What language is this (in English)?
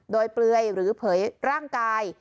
Thai